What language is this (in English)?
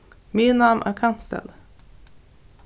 Faroese